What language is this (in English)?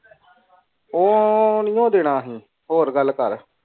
Punjabi